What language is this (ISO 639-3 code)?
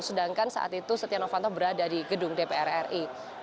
ind